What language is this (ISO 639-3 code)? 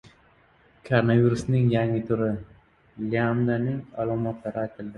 uzb